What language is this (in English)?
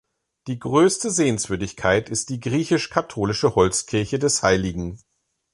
German